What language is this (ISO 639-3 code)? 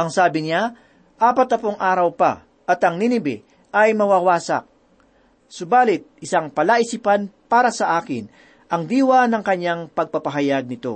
fil